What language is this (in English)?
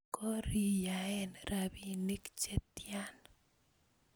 Kalenjin